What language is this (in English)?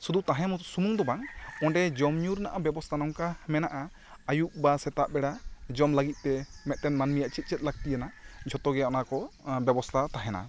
Santali